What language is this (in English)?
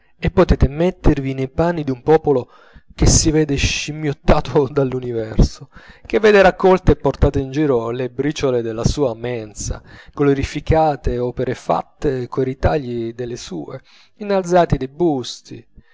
Italian